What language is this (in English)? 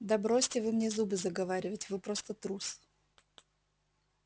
Russian